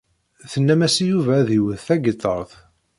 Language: Kabyle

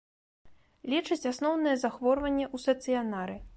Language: Belarusian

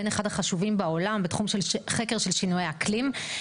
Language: Hebrew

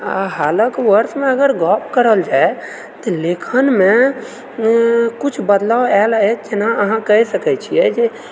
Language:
Maithili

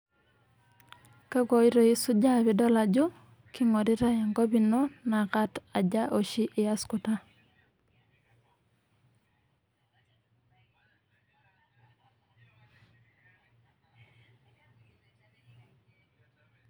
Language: Masai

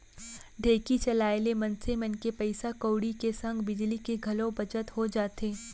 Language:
Chhattisgarhi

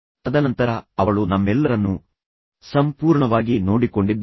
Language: Kannada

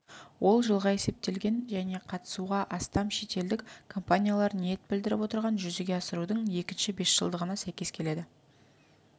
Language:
Kazakh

